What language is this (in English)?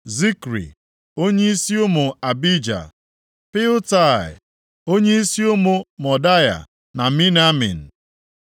Igbo